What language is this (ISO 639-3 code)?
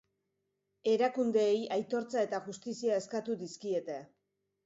eus